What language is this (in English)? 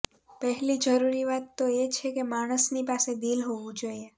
Gujarati